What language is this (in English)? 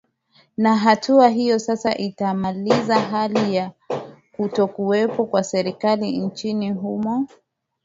Swahili